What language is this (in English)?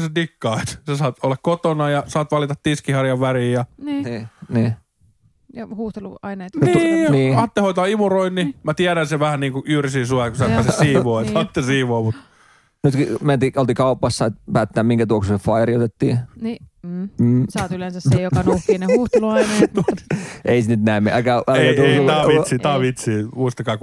Finnish